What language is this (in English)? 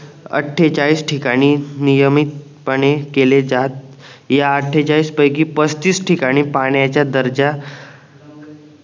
Marathi